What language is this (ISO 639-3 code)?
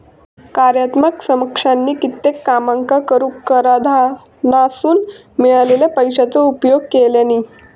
mar